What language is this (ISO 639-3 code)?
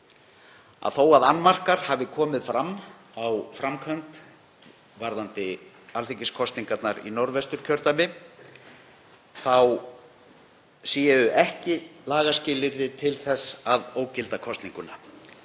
isl